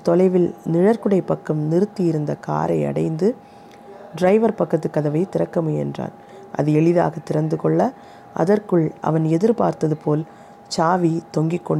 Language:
Tamil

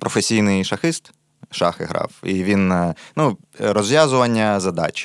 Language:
Ukrainian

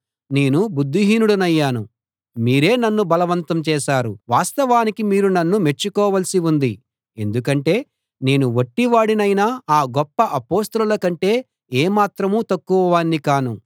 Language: Telugu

